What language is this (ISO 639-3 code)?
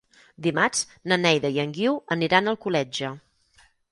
cat